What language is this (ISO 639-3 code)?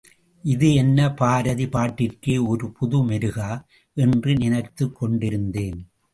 tam